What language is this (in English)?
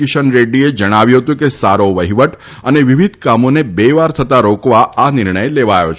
Gujarati